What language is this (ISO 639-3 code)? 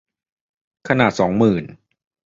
tha